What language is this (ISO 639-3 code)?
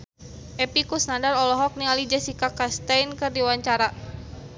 sun